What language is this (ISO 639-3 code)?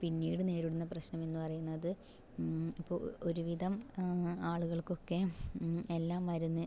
mal